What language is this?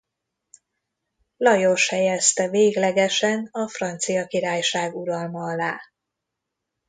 Hungarian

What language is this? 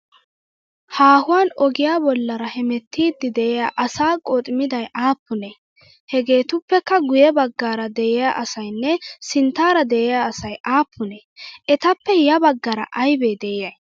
Wolaytta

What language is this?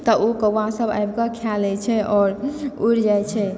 Maithili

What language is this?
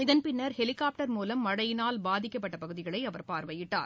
Tamil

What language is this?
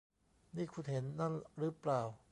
Thai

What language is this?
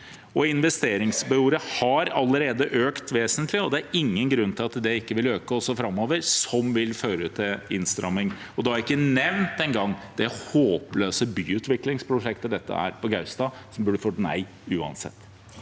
Norwegian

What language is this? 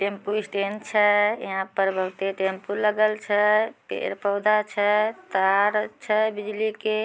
Magahi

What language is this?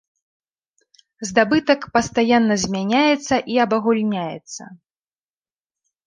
Belarusian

